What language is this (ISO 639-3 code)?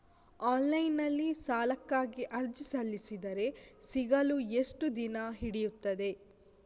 kan